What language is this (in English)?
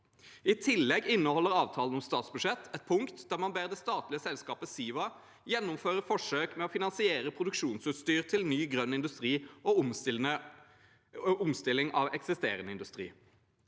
Norwegian